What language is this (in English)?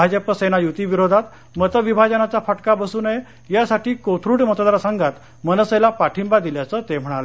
Marathi